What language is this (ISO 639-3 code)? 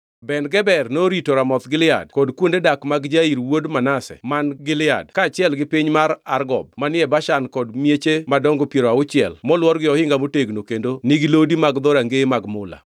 luo